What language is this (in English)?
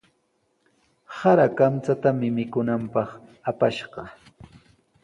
Sihuas Ancash Quechua